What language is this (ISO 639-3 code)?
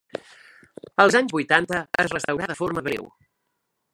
cat